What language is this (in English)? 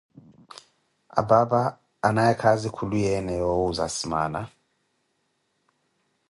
Koti